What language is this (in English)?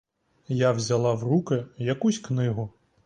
Ukrainian